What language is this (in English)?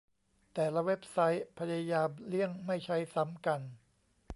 Thai